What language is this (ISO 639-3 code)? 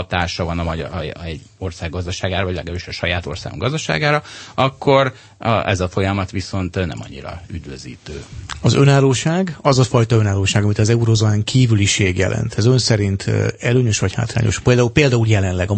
hun